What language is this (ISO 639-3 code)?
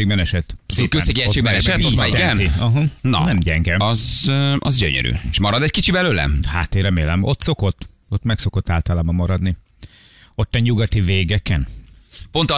hun